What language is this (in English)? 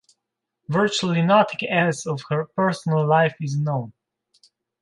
English